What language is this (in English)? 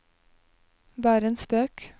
Norwegian